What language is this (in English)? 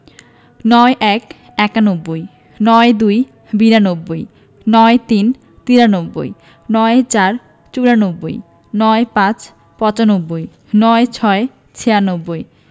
Bangla